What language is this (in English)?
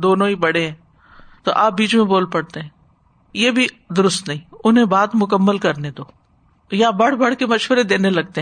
Urdu